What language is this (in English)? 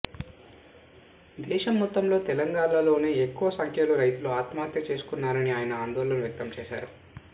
Telugu